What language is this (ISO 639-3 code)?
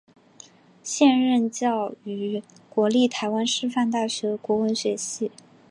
zho